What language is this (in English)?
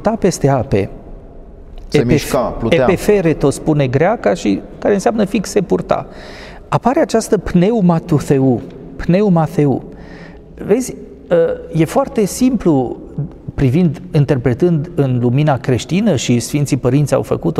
Romanian